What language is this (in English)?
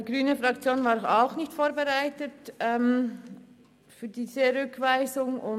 Swiss German